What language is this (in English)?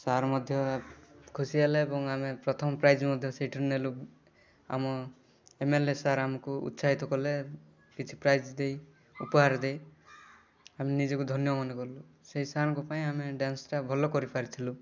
Odia